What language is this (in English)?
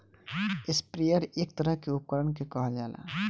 Bhojpuri